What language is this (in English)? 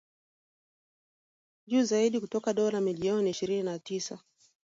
Swahili